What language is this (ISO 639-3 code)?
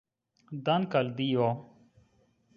epo